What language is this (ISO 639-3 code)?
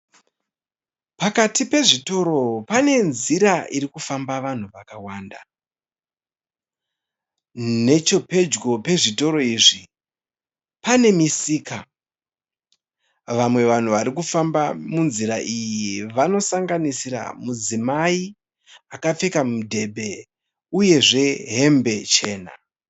sna